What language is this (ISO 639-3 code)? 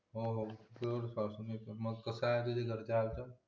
mar